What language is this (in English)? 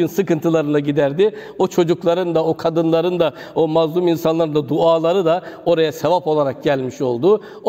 Turkish